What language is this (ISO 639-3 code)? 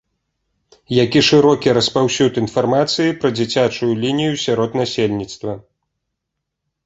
bel